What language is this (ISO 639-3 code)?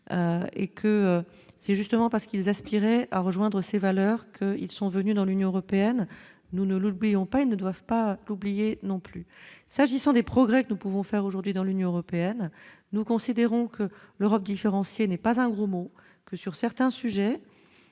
fra